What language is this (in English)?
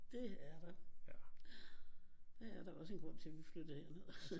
Danish